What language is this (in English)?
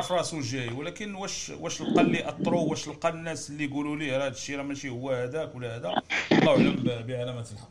Arabic